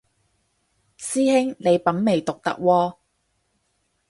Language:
Cantonese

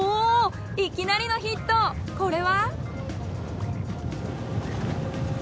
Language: Japanese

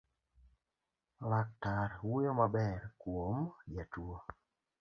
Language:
Luo (Kenya and Tanzania)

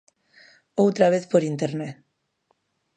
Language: Galician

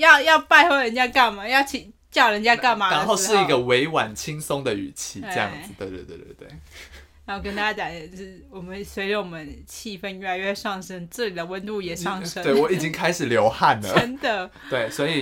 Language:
Chinese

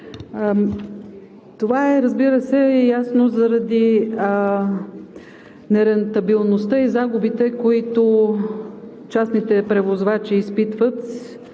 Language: Bulgarian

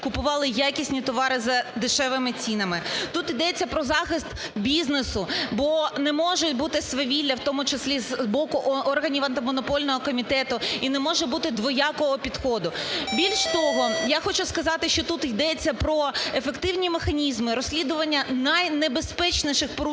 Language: Ukrainian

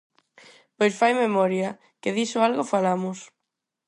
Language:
Galician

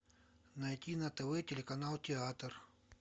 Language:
Russian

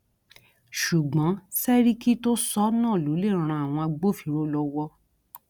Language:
Yoruba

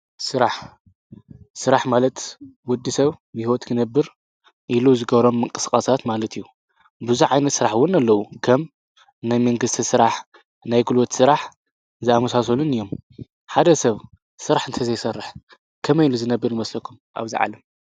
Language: Tigrinya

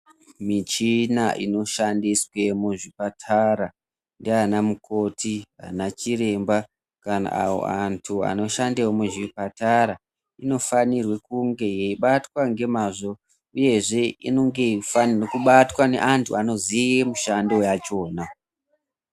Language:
Ndau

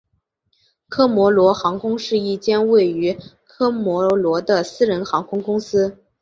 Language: Chinese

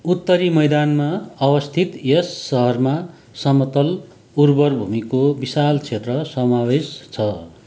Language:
Nepali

